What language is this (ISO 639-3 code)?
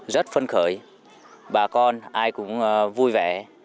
vie